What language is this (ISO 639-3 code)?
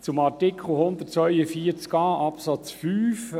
gsw